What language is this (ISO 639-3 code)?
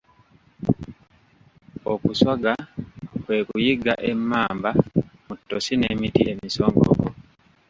lug